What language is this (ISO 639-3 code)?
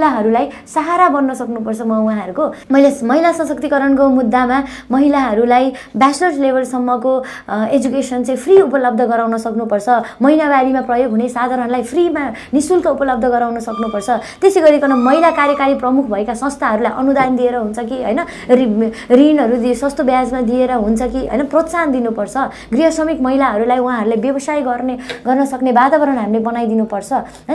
ron